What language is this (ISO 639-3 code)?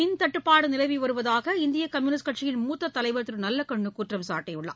tam